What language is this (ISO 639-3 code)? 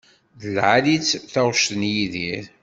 kab